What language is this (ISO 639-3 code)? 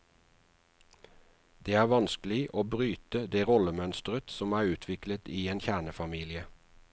nor